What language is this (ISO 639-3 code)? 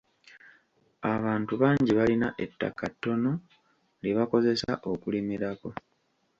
lug